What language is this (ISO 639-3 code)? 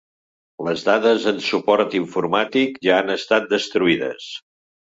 cat